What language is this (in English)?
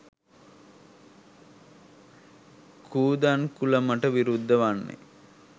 Sinhala